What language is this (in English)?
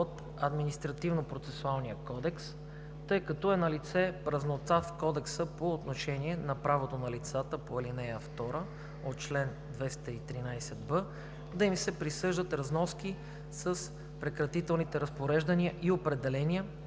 Bulgarian